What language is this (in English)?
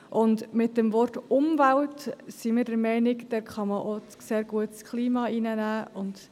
Swiss German